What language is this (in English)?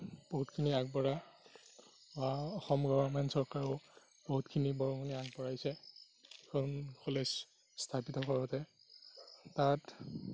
Assamese